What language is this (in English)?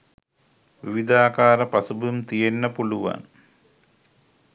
Sinhala